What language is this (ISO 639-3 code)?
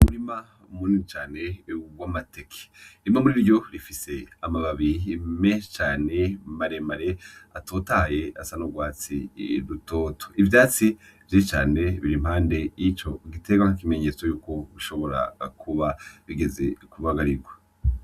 run